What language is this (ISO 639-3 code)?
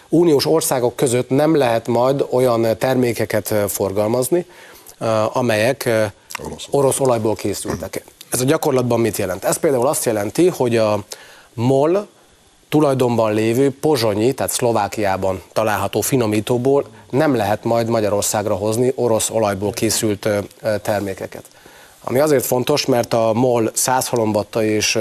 hun